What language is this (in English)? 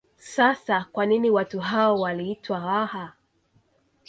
Swahili